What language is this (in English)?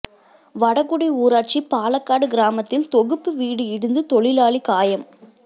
Tamil